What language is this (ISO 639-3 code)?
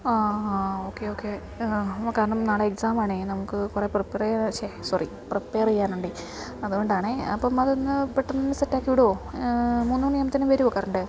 mal